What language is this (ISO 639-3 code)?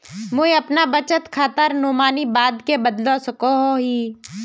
mag